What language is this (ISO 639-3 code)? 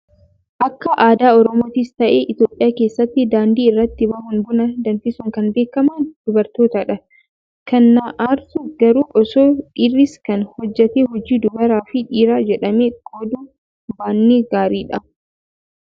orm